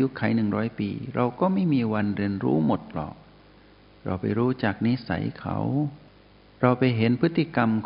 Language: Thai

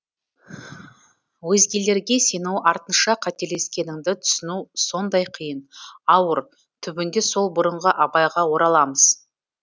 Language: Kazakh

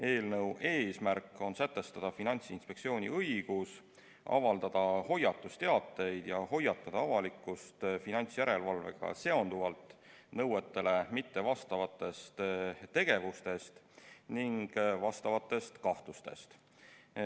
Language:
Estonian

